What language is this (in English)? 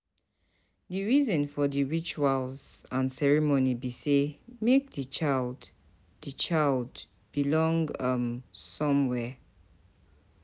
Nigerian Pidgin